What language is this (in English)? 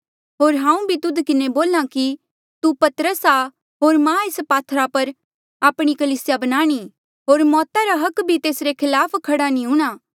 Mandeali